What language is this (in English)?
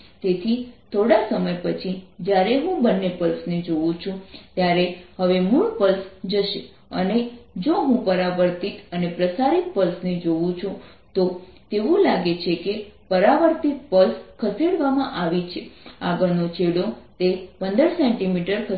Gujarati